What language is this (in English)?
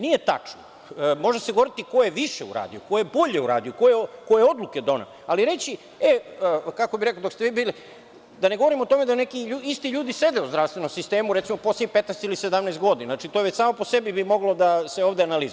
Serbian